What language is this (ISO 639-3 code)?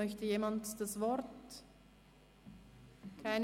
gsw